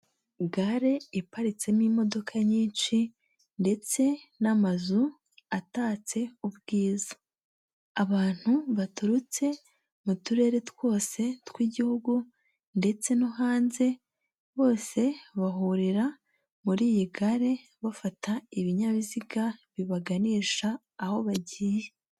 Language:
Kinyarwanda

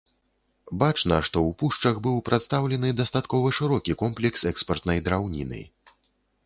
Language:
Belarusian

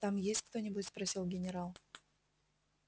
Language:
Russian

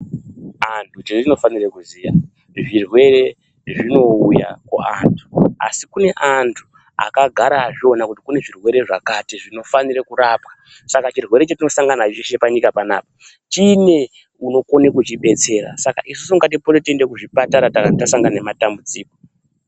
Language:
Ndau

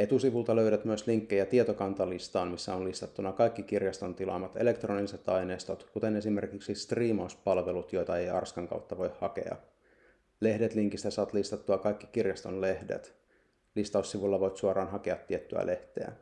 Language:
Finnish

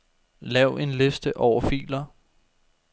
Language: Danish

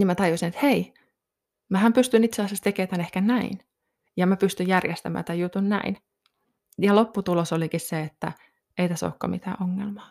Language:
Finnish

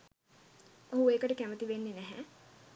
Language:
Sinhala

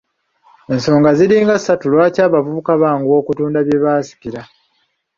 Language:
Ganda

